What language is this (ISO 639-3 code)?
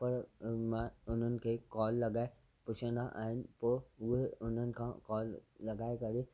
snd